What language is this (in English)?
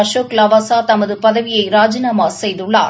Tamil